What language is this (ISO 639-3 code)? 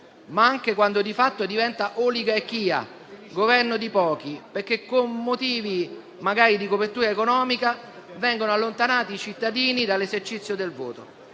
ita